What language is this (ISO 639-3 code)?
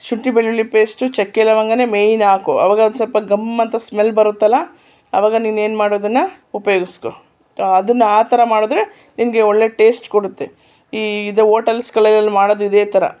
kan